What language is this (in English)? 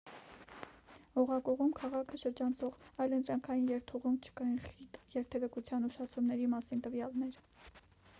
Armenian